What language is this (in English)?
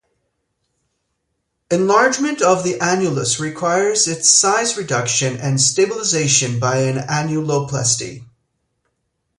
English